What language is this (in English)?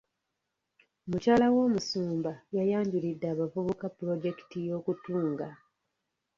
Ganda